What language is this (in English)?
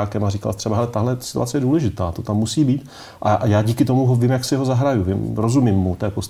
Czech